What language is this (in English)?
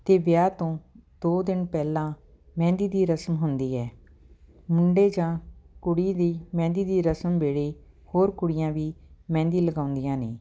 Punjabi